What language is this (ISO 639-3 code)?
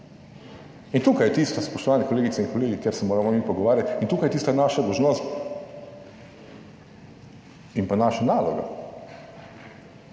slv